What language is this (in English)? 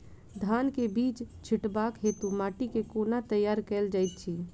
Maithili